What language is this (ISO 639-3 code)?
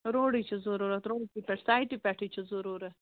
kas